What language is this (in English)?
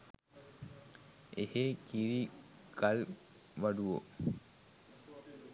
Sinhala